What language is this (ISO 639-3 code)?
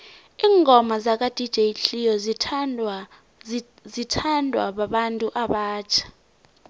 nbl